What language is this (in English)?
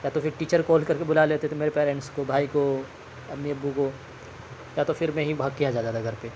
Urdu